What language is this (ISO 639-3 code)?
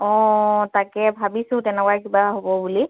asm